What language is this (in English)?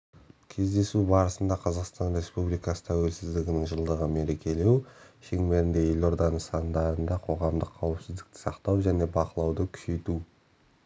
Kazakh